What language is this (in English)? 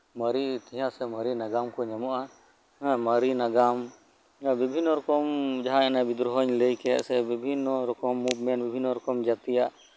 Santali